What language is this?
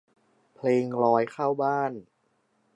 Thai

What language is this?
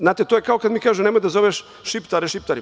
Serbian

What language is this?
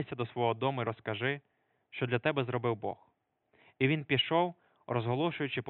Ukrainian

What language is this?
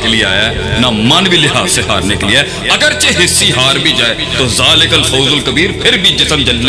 Urdu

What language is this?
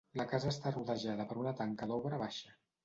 Catalan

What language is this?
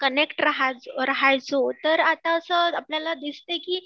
Marathi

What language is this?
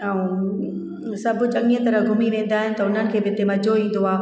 Sindhi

